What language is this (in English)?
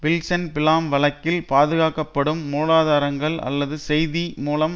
Tamil